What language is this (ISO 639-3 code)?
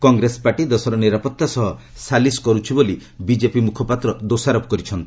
ori